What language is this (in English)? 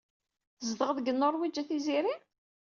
Kabyle